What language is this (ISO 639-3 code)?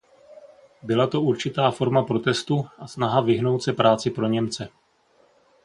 ces